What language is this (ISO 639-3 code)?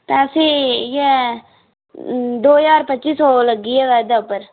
doi